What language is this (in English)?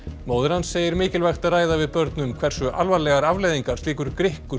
Icelandic